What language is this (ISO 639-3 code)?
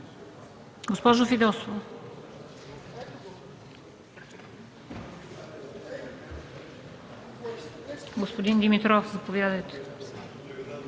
bul